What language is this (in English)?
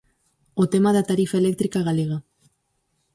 Galician